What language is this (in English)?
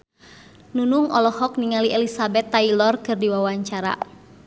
Sundanese